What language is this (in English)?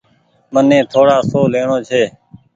Goaria